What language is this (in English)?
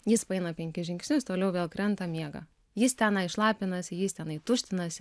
Lithuanian